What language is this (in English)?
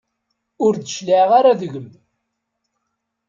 Kabyle